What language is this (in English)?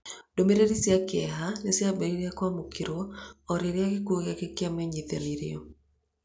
Kikuyu